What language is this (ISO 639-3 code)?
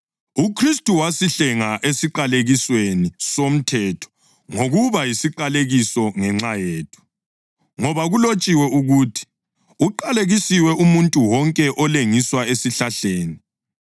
nde